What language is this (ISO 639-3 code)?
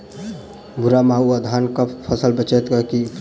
mai